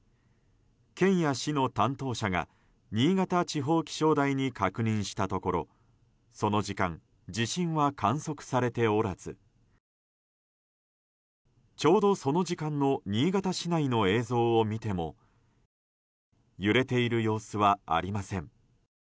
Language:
Japanese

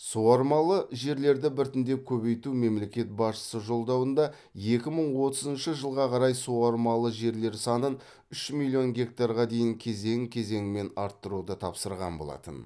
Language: Kazakh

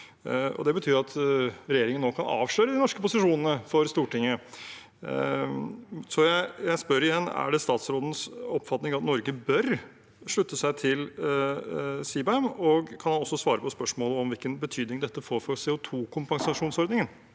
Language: Norwegian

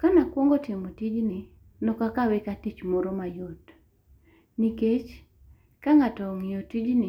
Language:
Luo (Kenya and Tanzania)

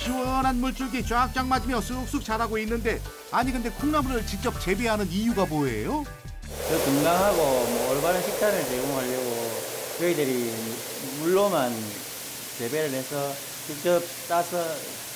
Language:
Korean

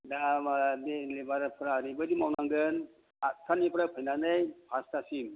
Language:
Bodo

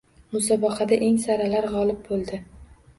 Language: Uzbek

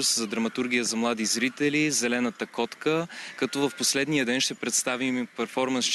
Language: Bulgarian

